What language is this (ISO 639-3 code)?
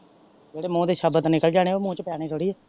pan